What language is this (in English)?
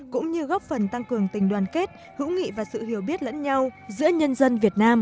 Vietnamese